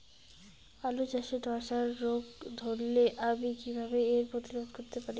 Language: Bangla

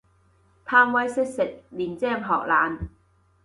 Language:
Cantonese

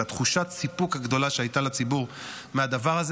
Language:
Hebrew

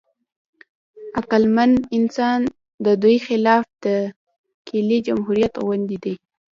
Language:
Pashto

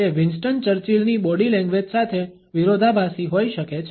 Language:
Gujarati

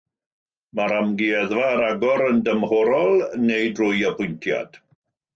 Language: Welsh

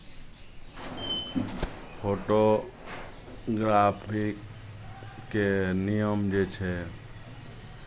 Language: Maithili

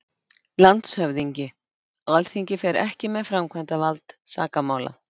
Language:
Icelandic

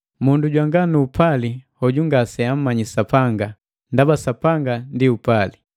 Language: Matengo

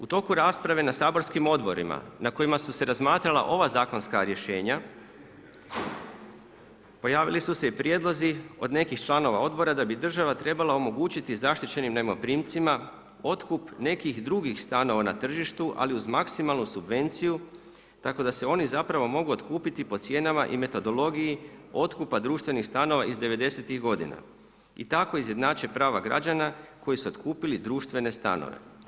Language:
Croatian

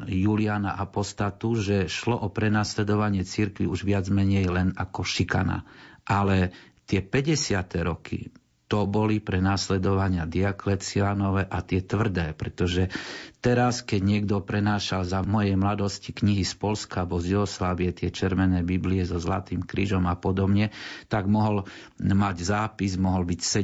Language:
Slovak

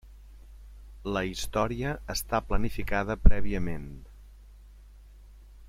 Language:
Catalan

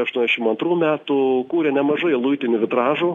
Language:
Lithuanian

